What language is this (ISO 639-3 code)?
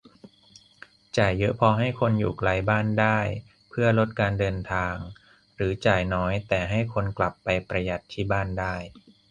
tha